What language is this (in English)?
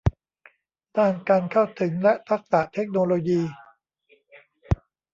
Thai